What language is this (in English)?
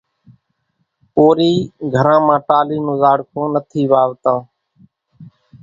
Kachi Koli